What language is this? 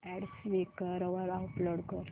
Marathi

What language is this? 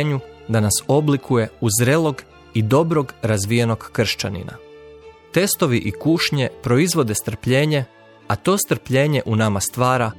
Croatian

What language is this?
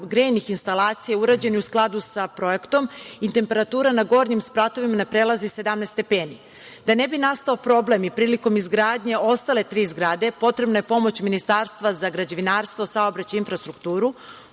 Serbian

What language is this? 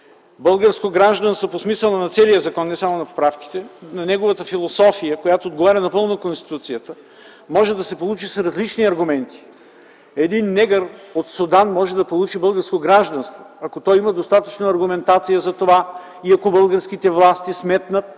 Bulgarian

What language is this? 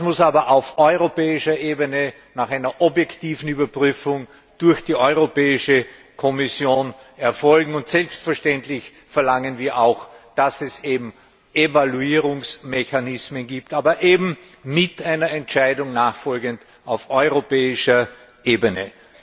German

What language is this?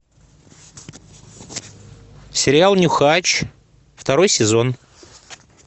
Russian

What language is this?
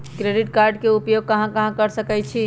Magahi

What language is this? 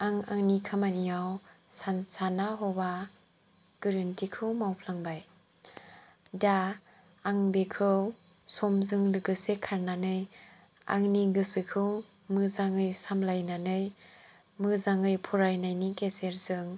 Bodo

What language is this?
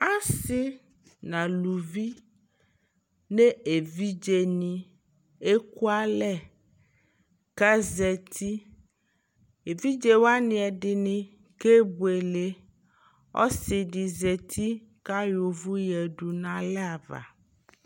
Ikposo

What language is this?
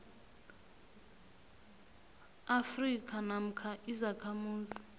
South Ndebele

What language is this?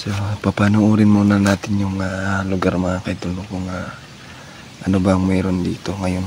Filipino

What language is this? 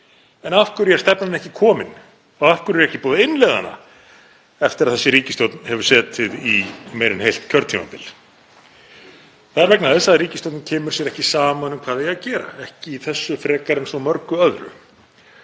Icelandic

